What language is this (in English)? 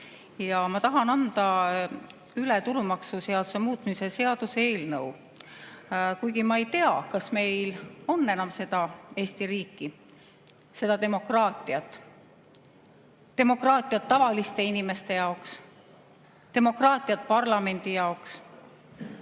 Estonian